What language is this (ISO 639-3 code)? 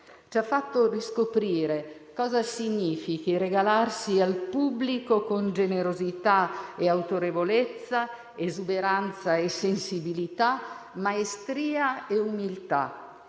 ita